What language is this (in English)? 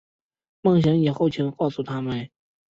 Chinese